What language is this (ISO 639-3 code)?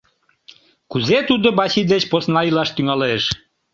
chm